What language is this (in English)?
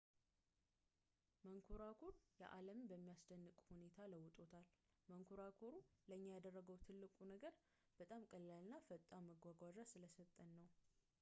Amharic